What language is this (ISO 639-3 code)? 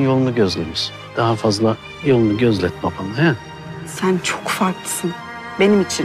tur